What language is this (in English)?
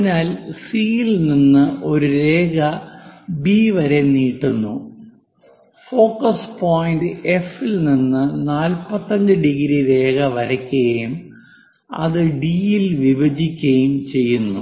Malayalam